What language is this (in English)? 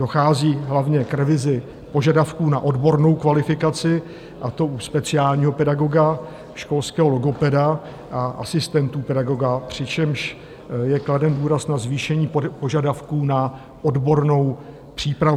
Czech